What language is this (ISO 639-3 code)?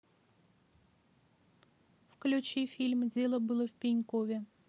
rus